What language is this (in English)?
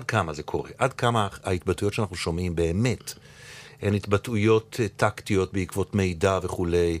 Hebrew